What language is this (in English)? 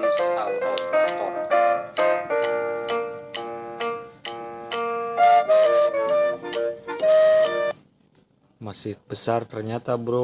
Indonesian